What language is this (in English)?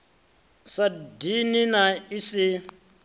Venda